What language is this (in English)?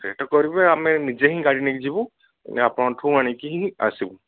Odia